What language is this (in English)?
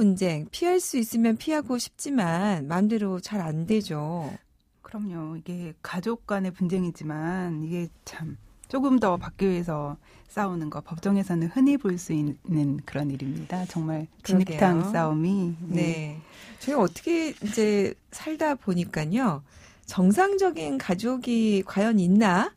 Korean